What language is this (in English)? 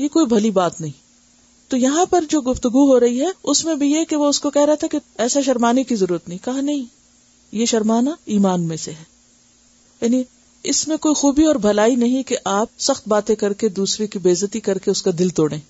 Urdu